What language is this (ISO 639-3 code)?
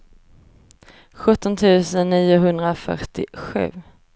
swe